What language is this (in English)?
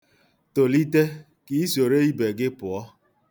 Igbo